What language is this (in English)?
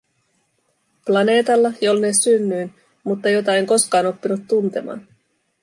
Finnish